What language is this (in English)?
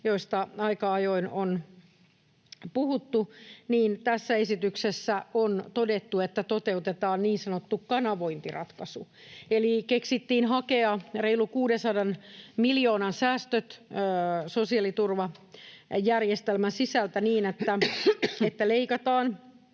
Finnish